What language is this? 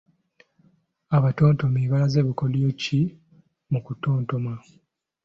Ganda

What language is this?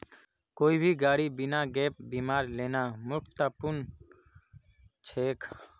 Magahi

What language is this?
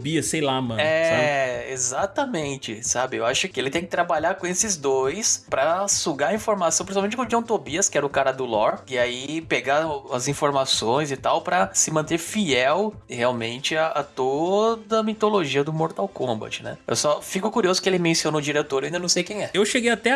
Portuguese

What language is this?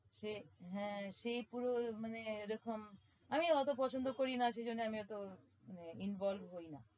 Bangla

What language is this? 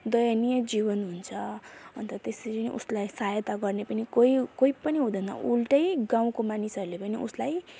Nepali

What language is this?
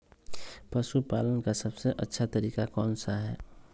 Magahi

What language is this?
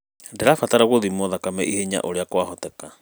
Kikuyu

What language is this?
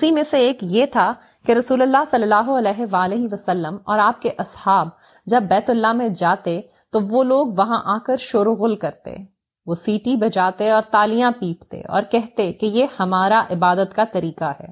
Urdu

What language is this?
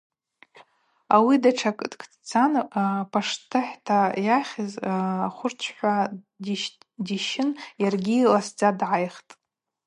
Abaza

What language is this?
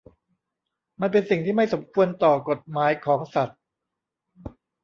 Thai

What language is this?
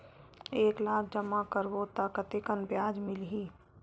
Chhattisgarhi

